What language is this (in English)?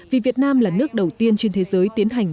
Vietnamese